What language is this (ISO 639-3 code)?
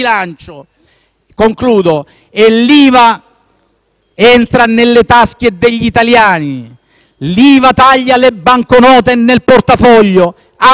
ita